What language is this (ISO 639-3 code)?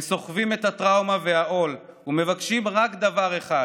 heb